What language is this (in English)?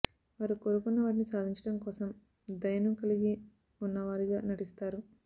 Telugu